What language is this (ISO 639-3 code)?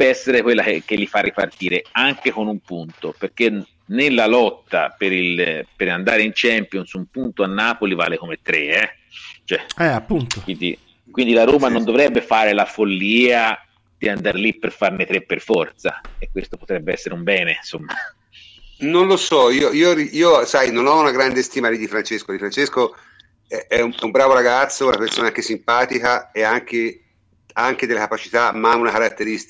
ita